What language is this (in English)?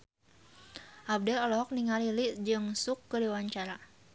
Sundanese